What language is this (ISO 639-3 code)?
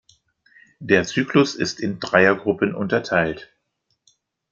deu